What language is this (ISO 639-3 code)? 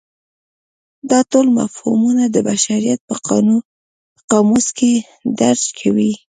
pus